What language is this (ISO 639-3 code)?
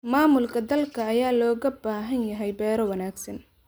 som